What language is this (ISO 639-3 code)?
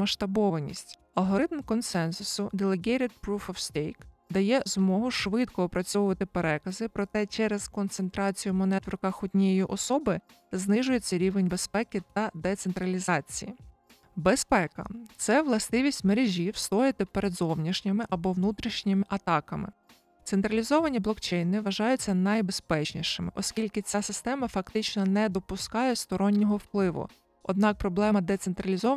ukr